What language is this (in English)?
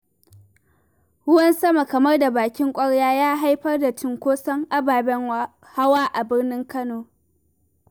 Hausa